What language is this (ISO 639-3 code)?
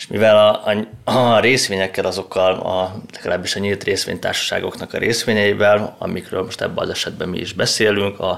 hun